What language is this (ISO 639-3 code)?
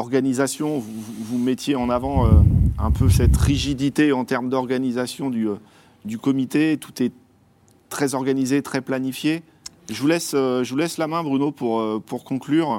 fra